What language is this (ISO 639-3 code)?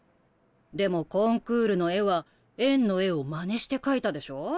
jpn